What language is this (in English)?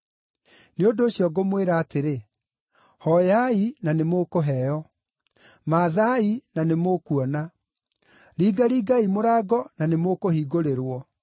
Kikuyu